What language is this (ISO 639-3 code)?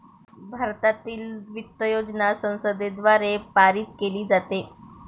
mar